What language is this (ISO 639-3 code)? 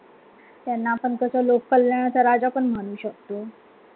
mar